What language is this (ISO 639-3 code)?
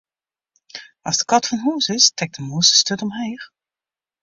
fry